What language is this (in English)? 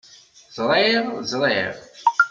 Kabyle